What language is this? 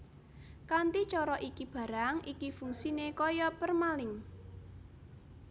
Javanese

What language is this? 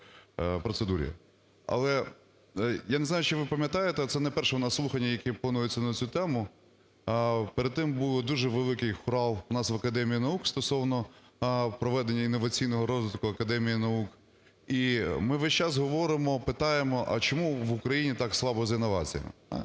Ukrainian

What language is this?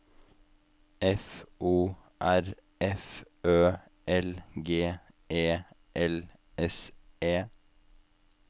Norwegian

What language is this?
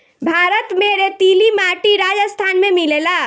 Bhojpuri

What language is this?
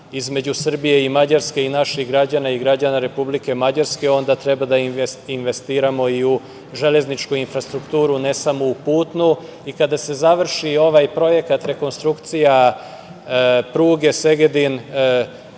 Serbian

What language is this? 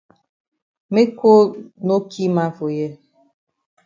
Cameroon Pidgin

